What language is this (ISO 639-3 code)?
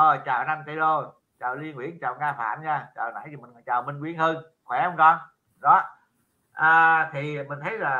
vie